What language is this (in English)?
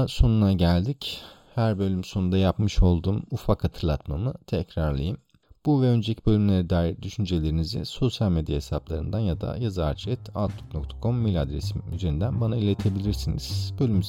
Turkish